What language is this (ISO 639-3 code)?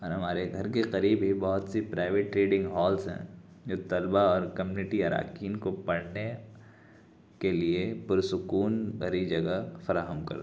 urd